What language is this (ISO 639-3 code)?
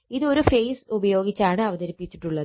mal